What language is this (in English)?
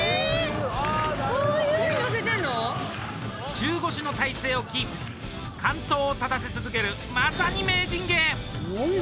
Japanese